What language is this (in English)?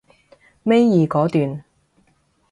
Cantonese